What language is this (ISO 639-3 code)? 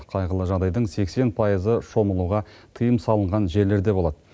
kaz